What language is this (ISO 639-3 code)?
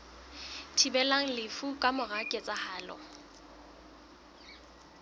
sot